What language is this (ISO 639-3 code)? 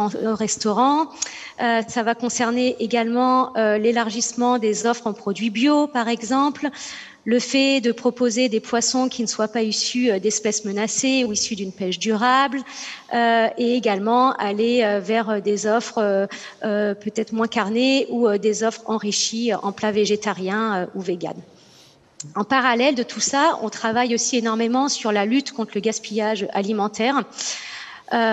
fra